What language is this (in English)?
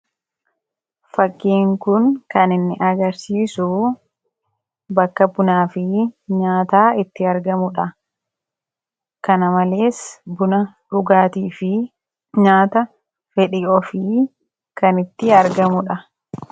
Oromo